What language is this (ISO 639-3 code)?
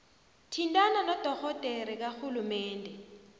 nbl